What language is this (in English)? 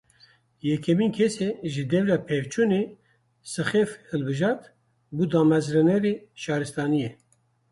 Kurdish